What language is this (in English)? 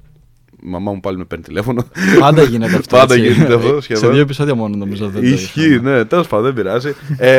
Greek